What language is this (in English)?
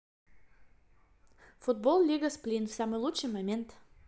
Russian